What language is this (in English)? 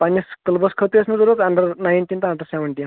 Kashmiri